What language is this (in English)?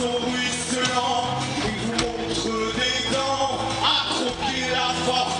Dutch